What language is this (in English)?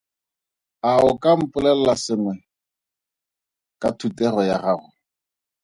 Tswana